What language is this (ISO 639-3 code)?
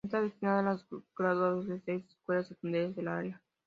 spa